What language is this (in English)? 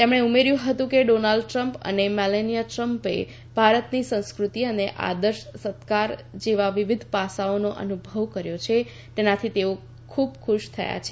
Gujarati